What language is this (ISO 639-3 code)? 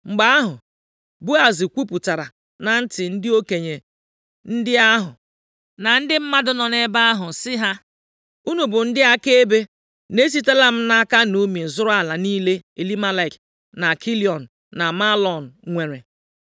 ibo